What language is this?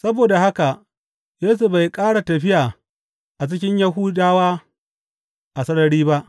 Hausa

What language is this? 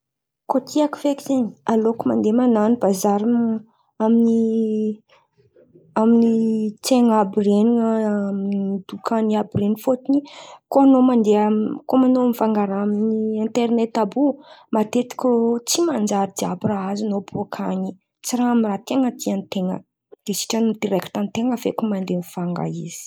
Antankarana Malagasy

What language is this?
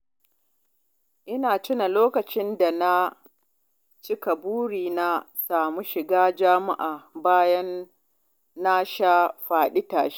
Hausa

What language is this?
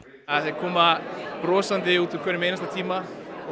Icelandic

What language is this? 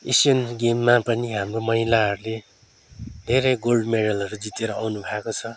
Nepali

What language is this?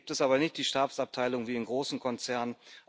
German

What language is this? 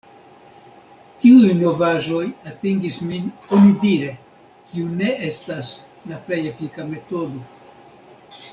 Esperanto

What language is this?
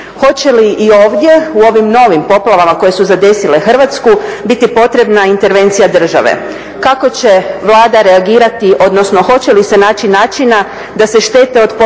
Croatian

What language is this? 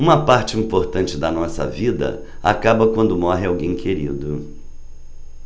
Portuguese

